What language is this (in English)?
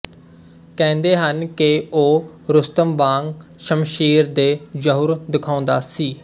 Punjabi